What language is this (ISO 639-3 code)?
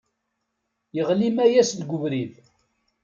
kab